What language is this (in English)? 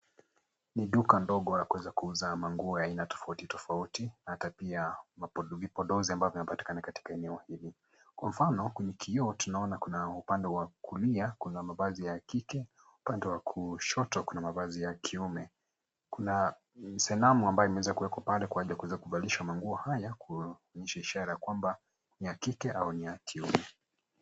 Swahili